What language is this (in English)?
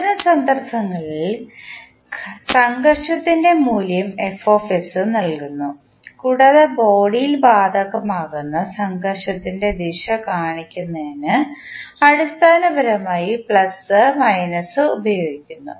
Malayalam